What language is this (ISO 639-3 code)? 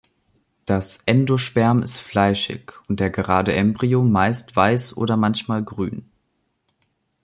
deu